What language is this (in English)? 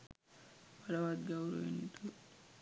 Sinhala